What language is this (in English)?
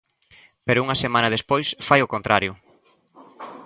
Galician